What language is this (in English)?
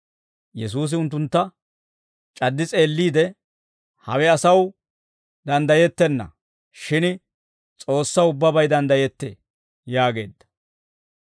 Dawro